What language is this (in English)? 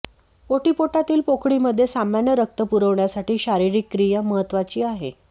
Marathi